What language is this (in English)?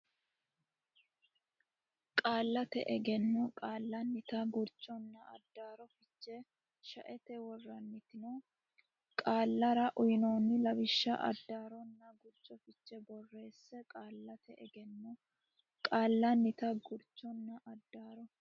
Sidamo